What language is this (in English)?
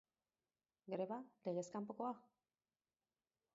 Basque